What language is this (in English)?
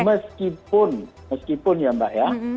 Indonesian